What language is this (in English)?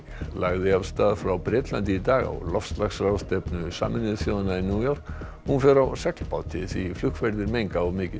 Icelandic